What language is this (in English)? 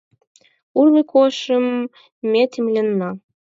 Mari